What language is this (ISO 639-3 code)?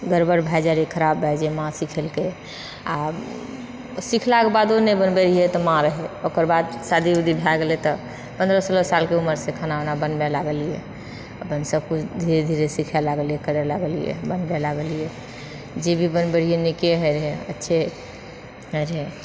mai